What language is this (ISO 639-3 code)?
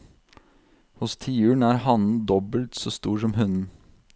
nor